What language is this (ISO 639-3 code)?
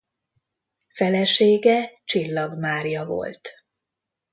hun